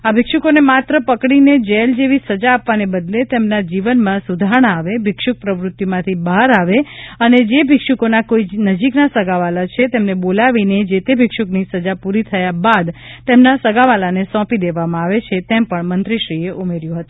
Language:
Gujarati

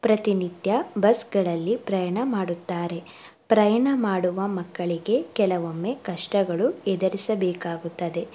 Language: Kannada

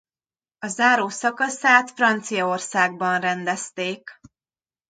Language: Hungarian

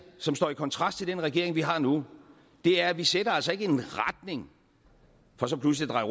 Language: Danish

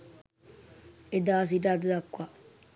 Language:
Sinhala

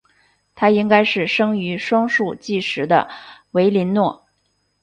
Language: Chinese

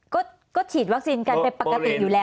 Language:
Thai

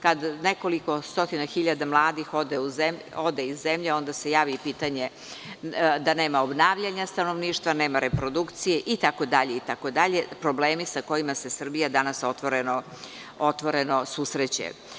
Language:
Serbian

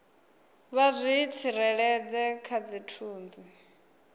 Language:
Venda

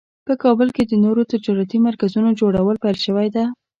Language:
Pashto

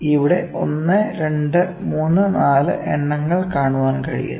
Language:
Malayalam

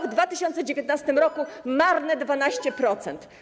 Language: Polish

